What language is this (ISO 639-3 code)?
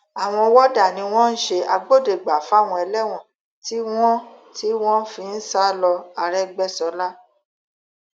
yor